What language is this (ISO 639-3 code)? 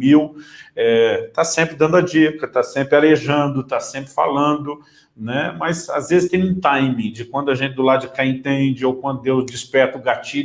por